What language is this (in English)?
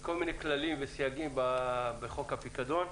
Hebrew